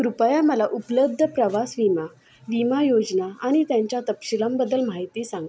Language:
Marathi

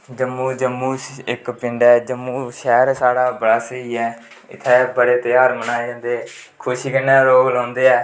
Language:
Dogri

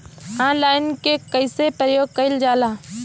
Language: Bhojpuri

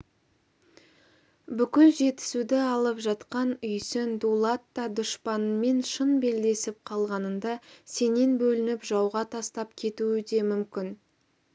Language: Kazakh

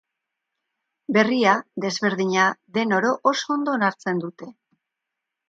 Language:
Basque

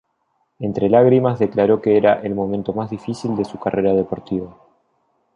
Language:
Spanish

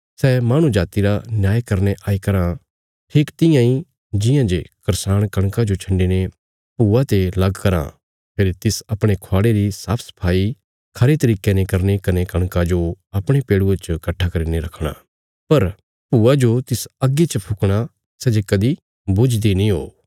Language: Bilaspuri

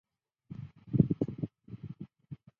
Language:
Chinese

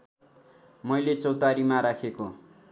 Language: Nepali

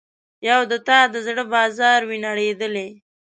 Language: Pashto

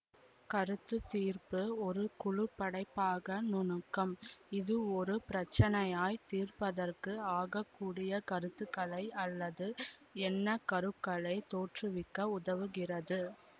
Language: Tamil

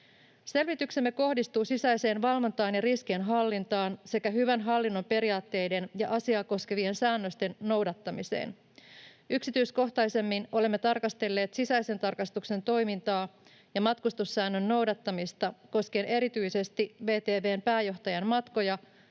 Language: Finnish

